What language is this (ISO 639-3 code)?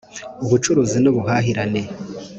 kin